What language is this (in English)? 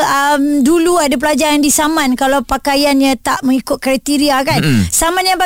Malay